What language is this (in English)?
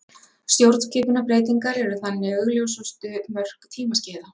Icelandic